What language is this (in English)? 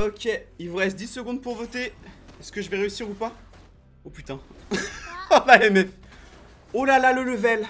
French